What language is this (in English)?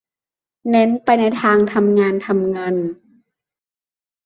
Thai